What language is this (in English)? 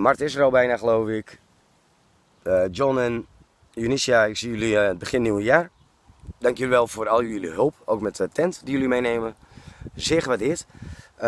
Dutch